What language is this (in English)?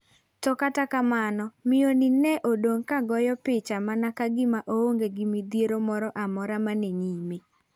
Luo (Kenya and Tanzania)